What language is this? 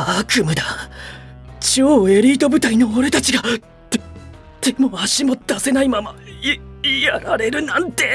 Japanese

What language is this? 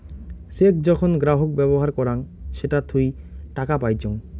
Bangla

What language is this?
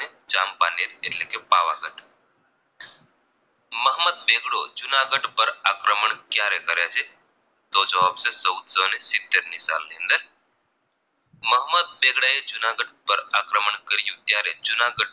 Gujarati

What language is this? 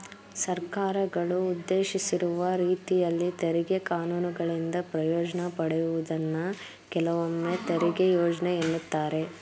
Kannada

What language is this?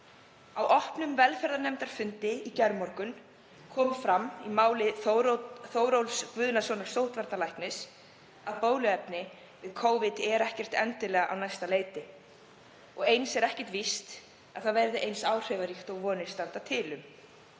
Icelandic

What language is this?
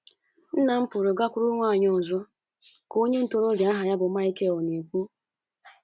Igbo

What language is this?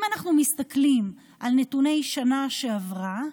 Hebrew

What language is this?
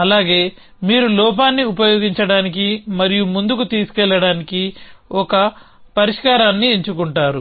Telugu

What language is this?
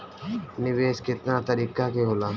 Bhojpuri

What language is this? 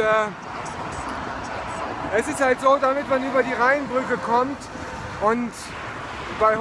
German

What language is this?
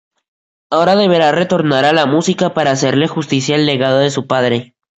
Spanish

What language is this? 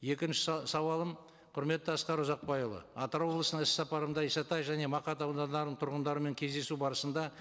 Kazakh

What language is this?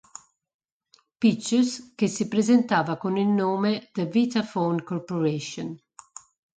Italian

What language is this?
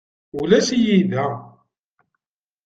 Kabyle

